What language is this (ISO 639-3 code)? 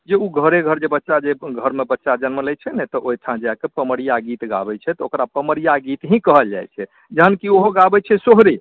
mai